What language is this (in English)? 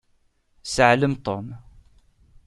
Kabyle